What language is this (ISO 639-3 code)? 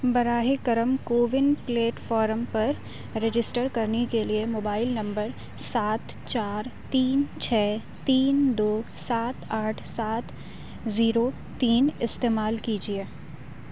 urd